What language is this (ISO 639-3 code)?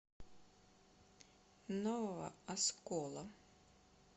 rus